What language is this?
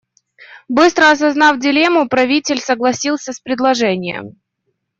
Russian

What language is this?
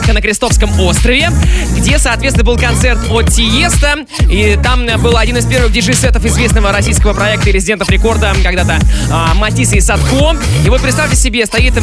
Russian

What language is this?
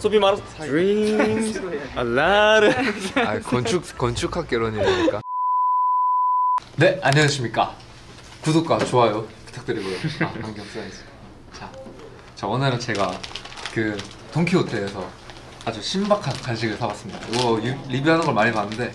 Korean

